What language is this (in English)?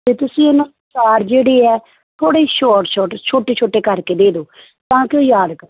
Punjabi